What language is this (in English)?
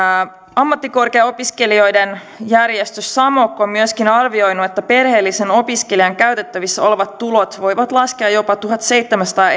Finnish